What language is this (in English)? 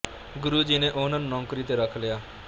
Punjabi